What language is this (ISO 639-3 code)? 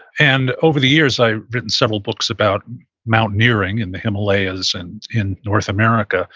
eng